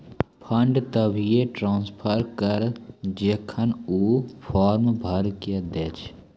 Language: Maithili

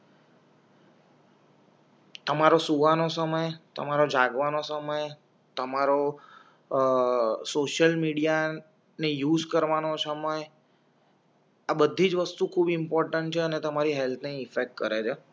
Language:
Gujarati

